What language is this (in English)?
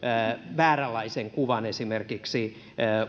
Finnish